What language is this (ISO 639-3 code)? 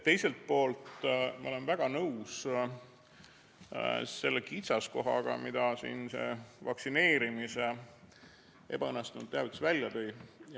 est